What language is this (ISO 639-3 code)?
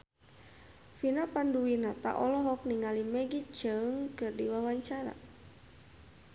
sun